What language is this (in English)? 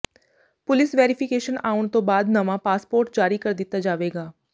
Punjabi